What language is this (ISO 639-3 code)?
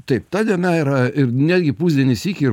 lit